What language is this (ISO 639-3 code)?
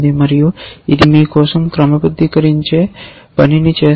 tel